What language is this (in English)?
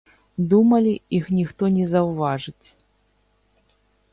Belarusian